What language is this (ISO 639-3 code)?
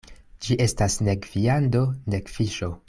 epo